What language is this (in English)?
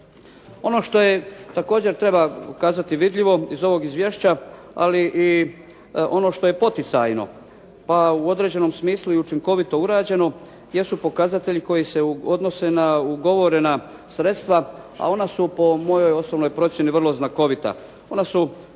Croatian